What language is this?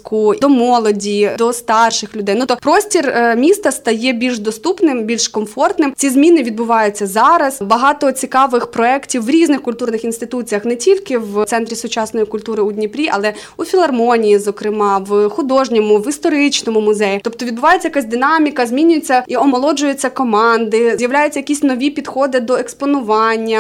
Ukrainian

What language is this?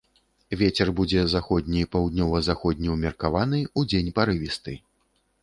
Belarusian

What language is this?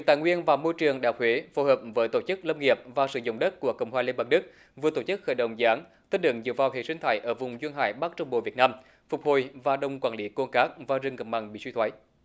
Vietnamese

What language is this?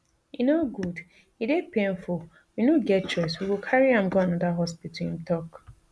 Nigerian Pidgin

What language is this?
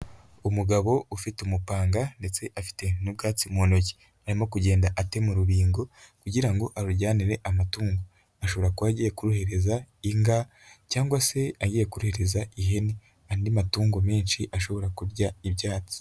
Kinyarwanda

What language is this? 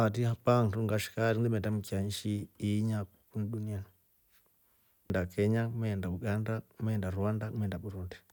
Rombo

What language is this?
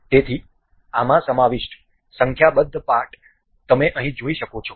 Gujarati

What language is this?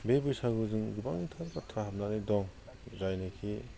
Bodo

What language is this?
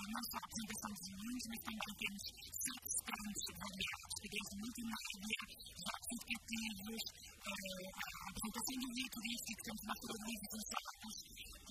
Portuguese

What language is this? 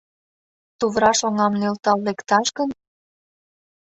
Mari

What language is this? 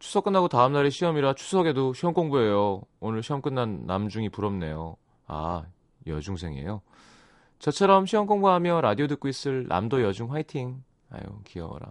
Korean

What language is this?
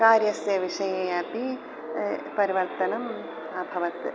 Sanskrit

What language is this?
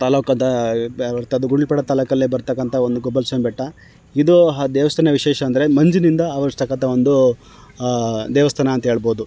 Kannada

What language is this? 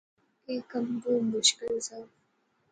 Pahari-Potwari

